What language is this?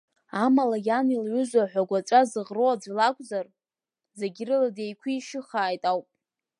Abkhazian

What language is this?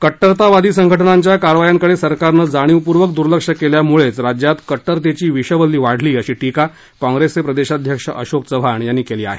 Marathi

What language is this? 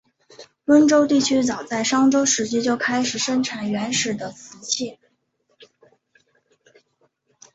Chinese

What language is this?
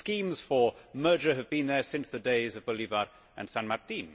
English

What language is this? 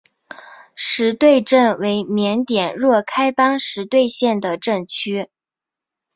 Chinese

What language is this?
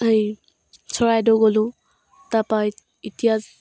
Assamese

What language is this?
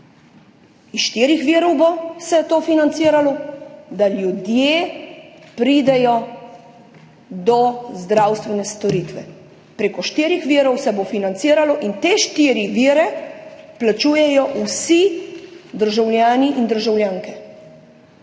Slovenian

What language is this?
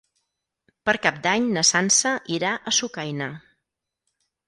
Catalan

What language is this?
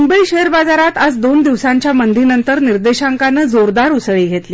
Marathi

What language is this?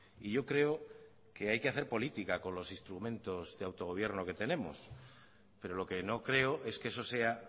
Spanish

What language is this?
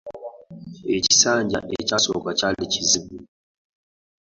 Ganda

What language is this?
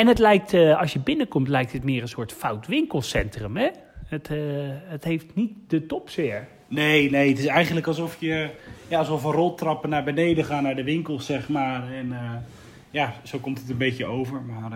Dutch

